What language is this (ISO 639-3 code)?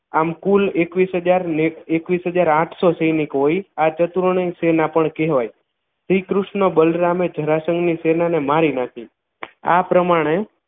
guj